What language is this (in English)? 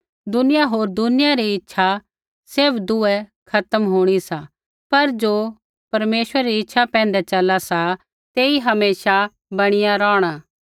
Kullu Pahari